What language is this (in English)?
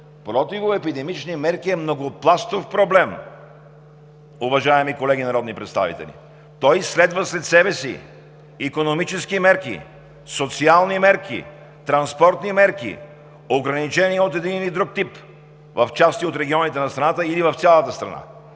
Bulgarian